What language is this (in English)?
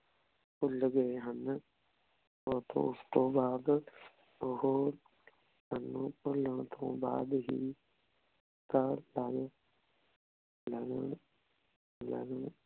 Punjabi